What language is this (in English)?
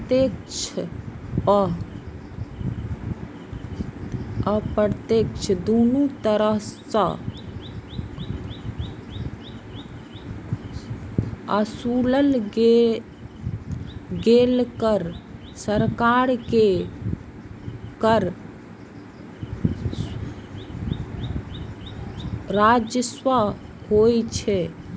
Maithili